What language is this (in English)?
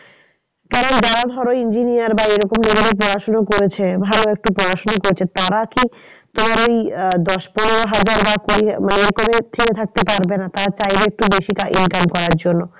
Bangla